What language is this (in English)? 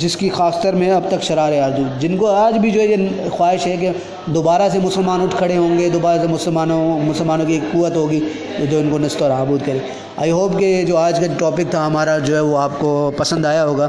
Urdu